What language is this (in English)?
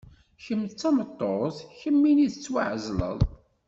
Kabyle